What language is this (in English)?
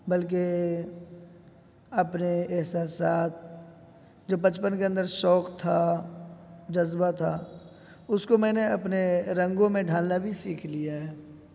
Urdu